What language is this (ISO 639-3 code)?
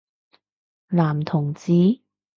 yue